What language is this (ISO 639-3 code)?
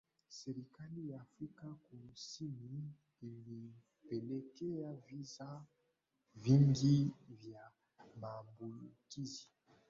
swa